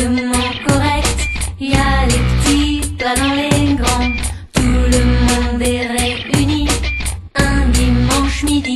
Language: Indonesian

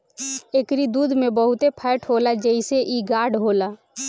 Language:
Bhojpuri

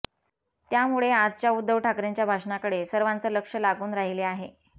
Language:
Marathi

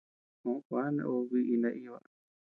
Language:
Tepeuxila Cuicatec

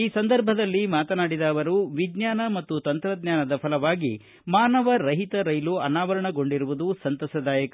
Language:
Kannada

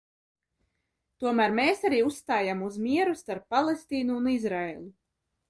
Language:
Latvian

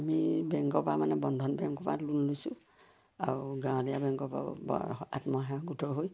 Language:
Assamese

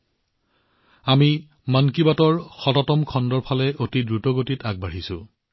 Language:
Assamese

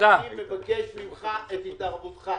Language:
Hebrew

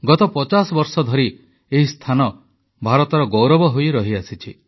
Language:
Odia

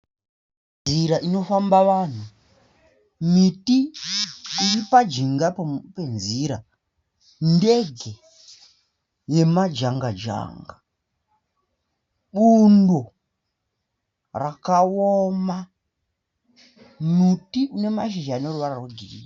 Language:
Shona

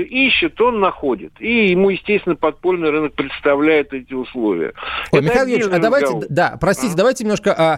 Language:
Russian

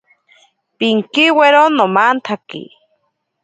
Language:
Ashéninka Perené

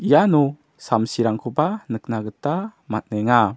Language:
Garo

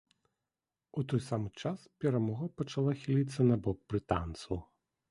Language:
Belarusian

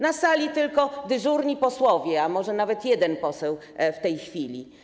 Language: Polish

